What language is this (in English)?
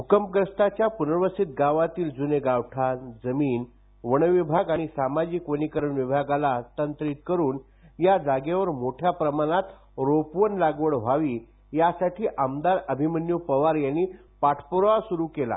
Marathi